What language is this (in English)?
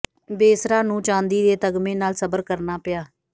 Punjabi